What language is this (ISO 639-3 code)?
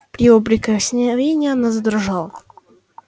rus